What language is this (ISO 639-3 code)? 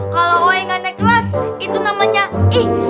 ind